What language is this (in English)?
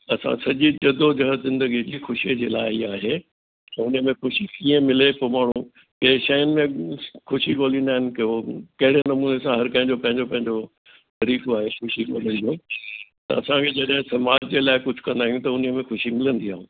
Sindhi